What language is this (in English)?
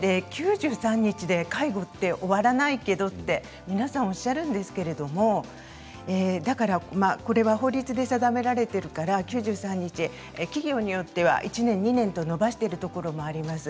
Japanese